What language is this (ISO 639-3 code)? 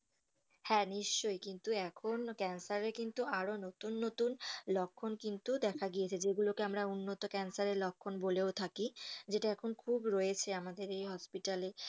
ben